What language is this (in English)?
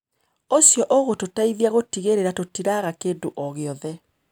Kikuyu